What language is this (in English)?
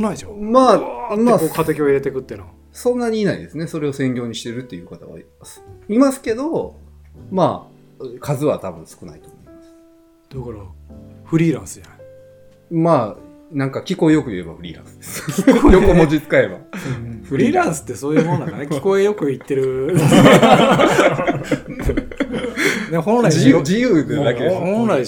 Japanese